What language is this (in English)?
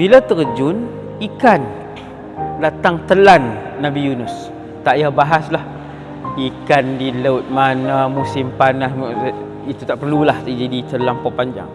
Malay